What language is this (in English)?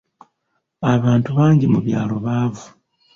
Ganda